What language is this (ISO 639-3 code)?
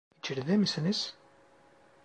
tur